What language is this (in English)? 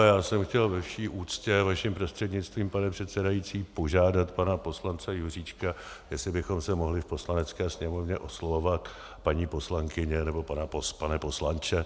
Czech